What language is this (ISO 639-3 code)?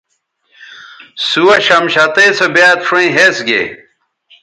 btv